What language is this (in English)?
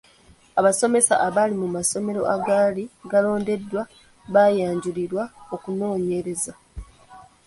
Ganda